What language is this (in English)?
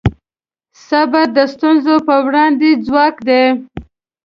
Pashto